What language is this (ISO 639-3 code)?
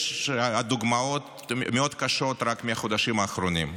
heb